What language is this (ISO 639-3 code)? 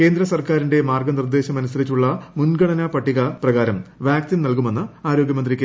mal